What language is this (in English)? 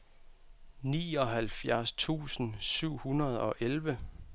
Danish